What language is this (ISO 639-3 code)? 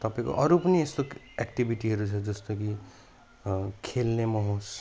nep